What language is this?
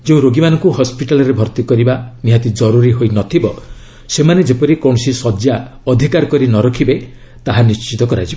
Odia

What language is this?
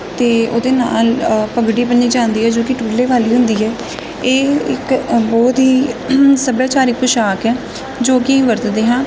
Punjabi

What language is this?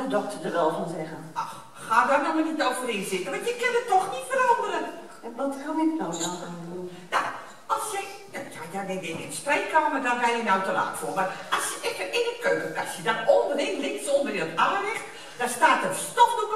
Dutch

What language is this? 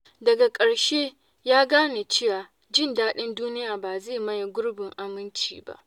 Hausa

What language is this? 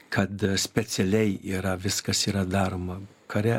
Lithuanian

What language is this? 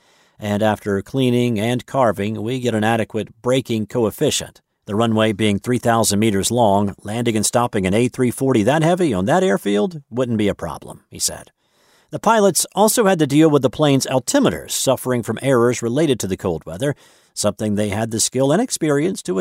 English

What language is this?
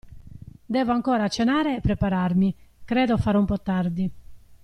Italian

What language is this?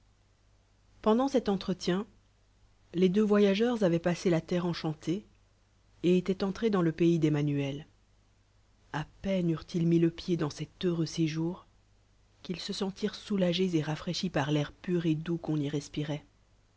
French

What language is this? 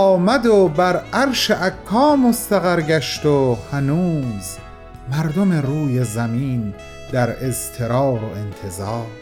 Persian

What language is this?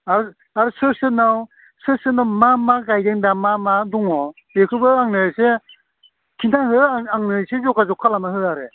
Bodo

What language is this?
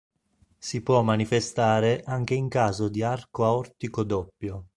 Italian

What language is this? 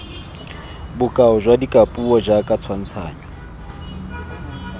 Tswana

